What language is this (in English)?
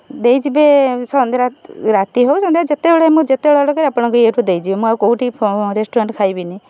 Odia